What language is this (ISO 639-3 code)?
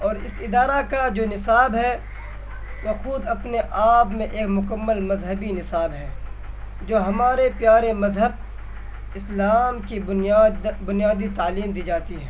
urd